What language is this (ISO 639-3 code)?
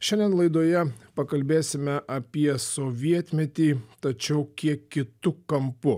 lit